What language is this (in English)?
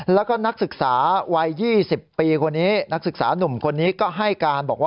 Thai